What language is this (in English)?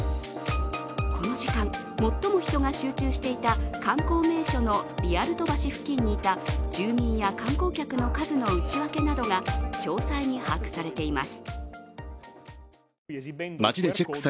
Japanese